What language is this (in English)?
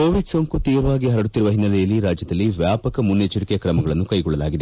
Kannada